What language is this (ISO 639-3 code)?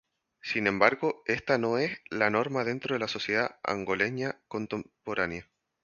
spa